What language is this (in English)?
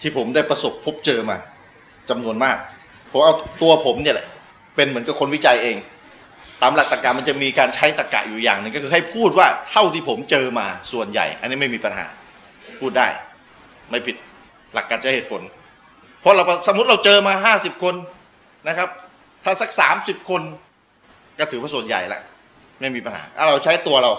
Thai